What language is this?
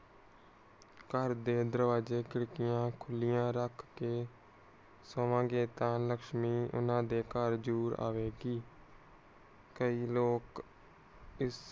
Punjabi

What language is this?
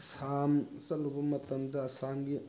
Manipuri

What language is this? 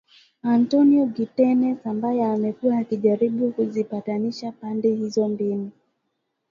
Swahili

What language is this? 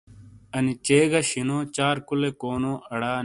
Shina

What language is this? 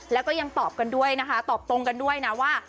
Thai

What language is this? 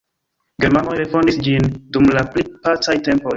Esperanto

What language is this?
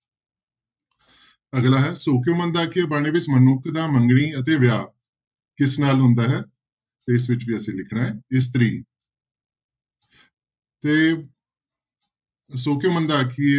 Punjabi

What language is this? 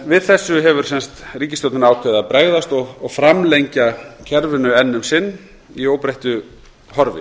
Icelandic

